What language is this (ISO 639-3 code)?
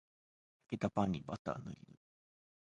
jpn